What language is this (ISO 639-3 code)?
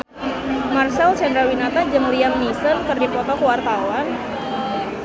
sun